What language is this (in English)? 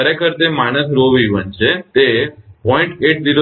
Gujarati